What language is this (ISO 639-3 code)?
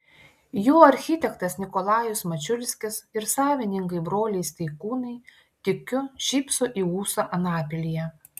lit